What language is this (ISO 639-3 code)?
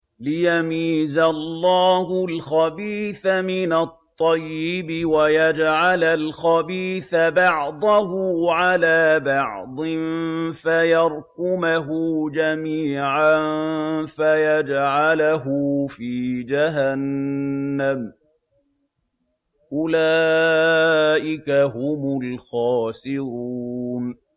ara